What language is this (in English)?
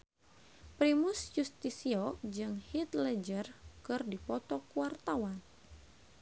Sundanese